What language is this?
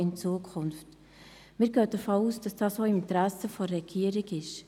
Swiss German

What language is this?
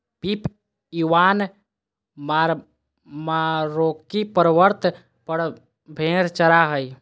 Magahi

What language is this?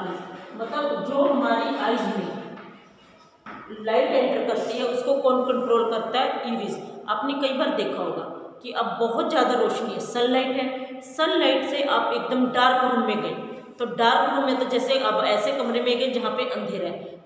Hindi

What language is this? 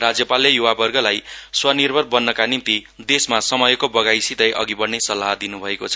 Nepali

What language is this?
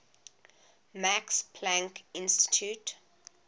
English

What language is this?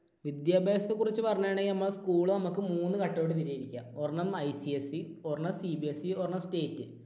Malayalam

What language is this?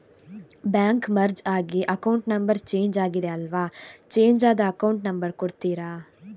Kannada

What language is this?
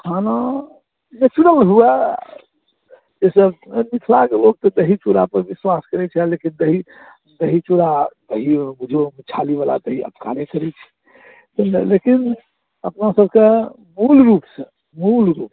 Maithili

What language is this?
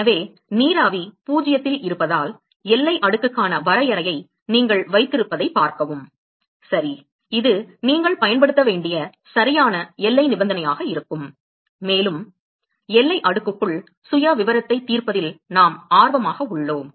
Tamil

